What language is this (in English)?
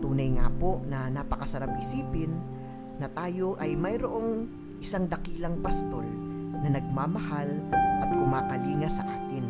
Filipino